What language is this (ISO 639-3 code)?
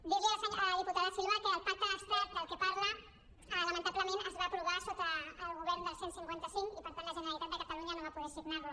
cat